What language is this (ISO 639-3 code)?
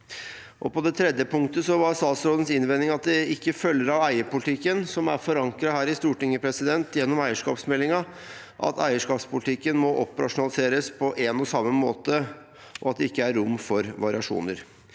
nor